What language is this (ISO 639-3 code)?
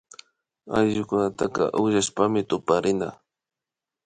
qvi